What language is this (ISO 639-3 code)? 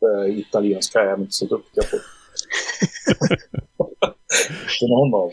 swe